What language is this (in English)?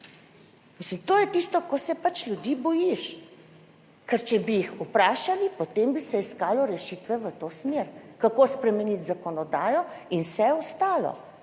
Slovenian